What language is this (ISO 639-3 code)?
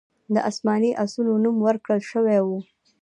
pus